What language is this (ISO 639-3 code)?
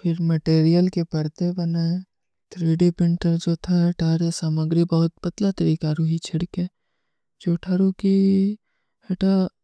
uki